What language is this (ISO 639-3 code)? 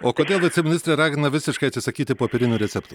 lit